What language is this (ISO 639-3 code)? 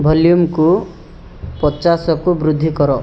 ori